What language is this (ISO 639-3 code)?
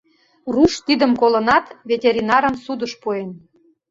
chm